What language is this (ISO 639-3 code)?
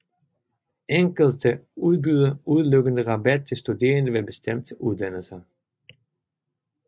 dan